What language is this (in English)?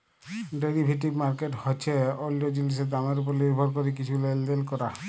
Bangla